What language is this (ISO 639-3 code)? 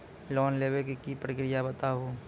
mai